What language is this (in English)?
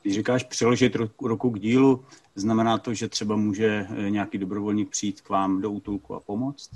Czech